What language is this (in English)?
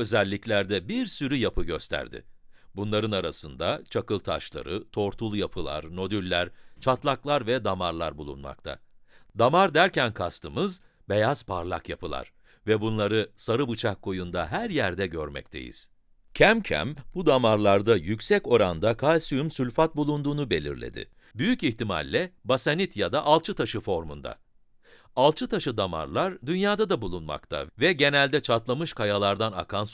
Turkish